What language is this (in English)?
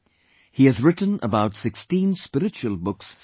English